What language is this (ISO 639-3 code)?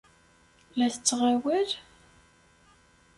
kab